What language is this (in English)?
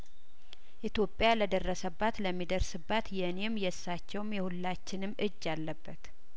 Amharic